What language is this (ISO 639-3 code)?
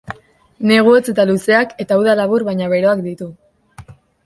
eus